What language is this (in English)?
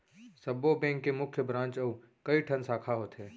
Chhattisgarhi